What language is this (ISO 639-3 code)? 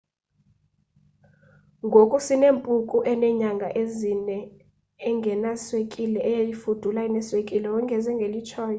xho